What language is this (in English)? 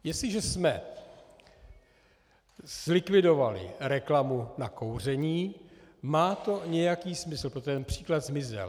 Czech